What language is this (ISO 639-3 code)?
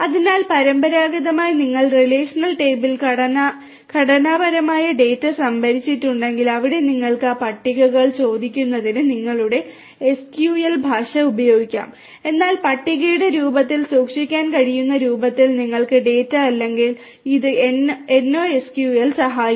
mal